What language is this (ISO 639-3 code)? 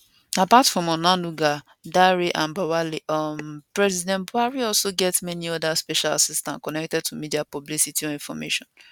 pcm